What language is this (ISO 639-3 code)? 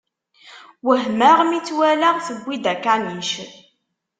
kab